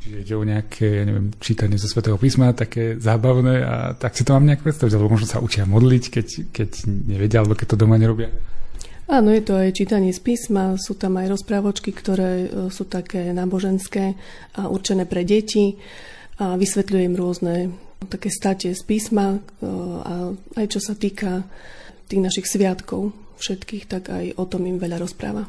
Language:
Slovak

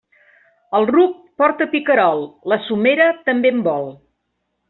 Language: Catalan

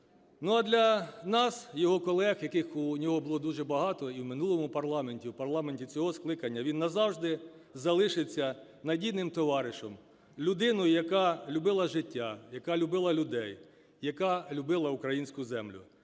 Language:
Ukrainian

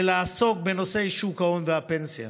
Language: Hebrew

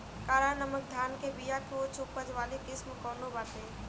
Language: Bhojpuri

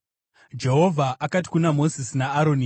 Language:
Shona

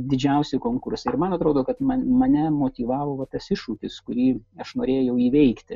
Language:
Lithuanian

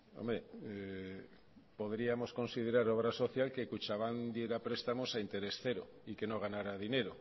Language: Spanish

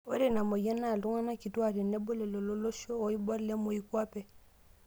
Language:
Masai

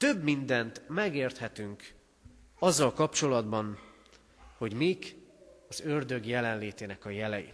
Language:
Hungarian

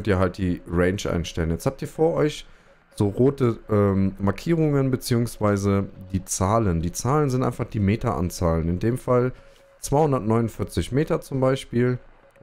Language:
German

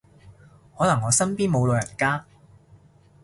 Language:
Cantonese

